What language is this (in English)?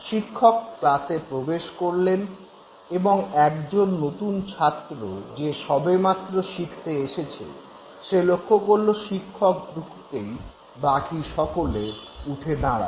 Bangla